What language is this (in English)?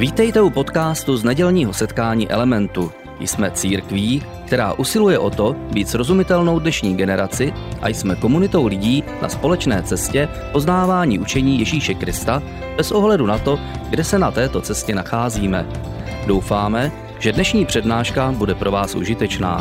Czech